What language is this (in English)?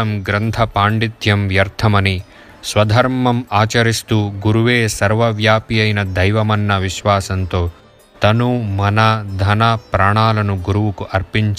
Telugu